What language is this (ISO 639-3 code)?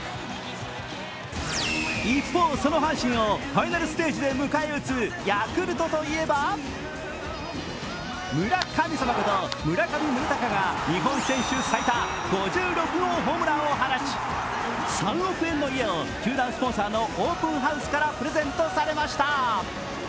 jpn